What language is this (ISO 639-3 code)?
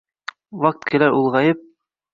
uzb